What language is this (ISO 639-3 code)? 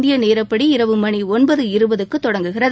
tam